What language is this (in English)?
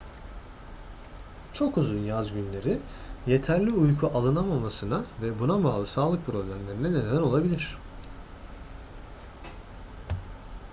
Turkish